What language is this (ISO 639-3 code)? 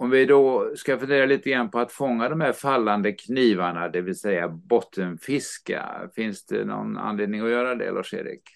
swe